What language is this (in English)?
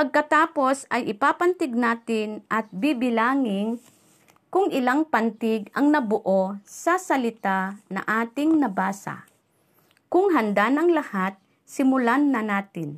Filipino